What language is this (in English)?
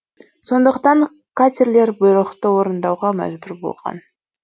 Kazakh